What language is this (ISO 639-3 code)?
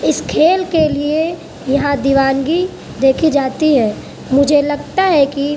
urd